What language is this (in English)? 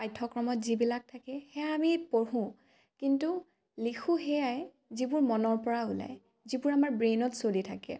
Assamese